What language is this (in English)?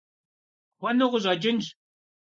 Kabardian